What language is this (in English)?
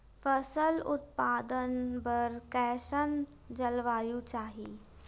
Chhattisgarhi